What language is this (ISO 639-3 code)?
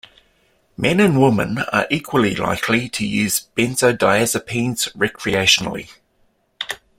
eng